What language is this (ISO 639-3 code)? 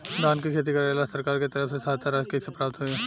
bho